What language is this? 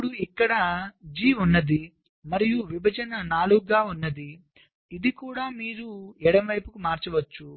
Telugu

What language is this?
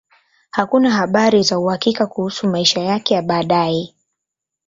Swahili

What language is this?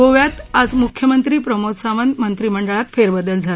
Marathi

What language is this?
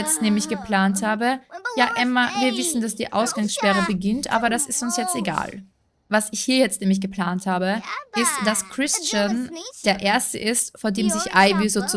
German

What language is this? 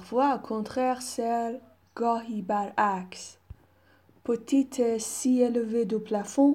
Persian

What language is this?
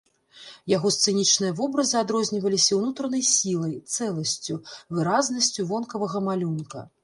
Belarusian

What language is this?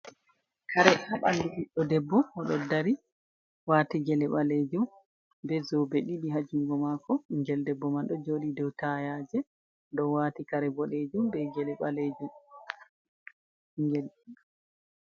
Fula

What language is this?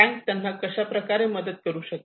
Marathi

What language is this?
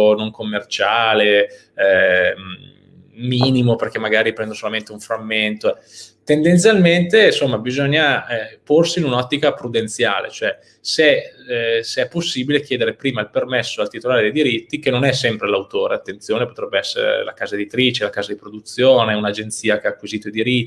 Italian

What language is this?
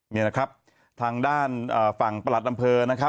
Thai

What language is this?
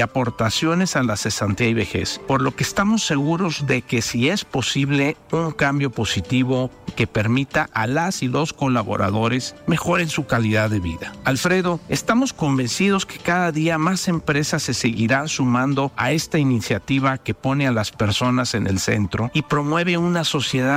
Spanish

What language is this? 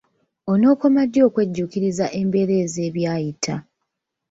Ganda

